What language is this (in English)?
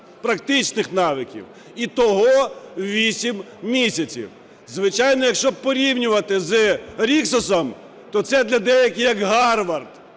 Ukrainian